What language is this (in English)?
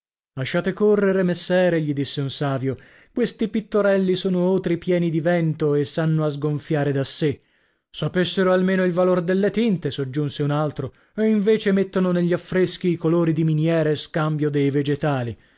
Italian